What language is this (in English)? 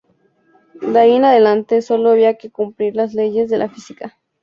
Spanish